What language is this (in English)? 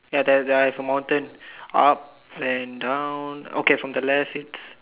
English